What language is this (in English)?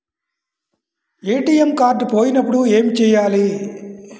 Telugu